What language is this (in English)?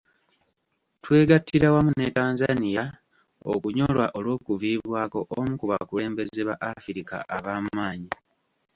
Ganda